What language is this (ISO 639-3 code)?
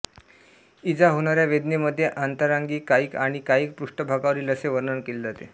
mar